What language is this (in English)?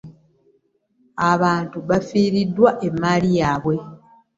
Ganda